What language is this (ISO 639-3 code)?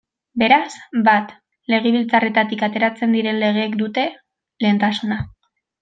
eus